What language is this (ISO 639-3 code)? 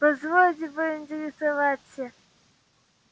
rus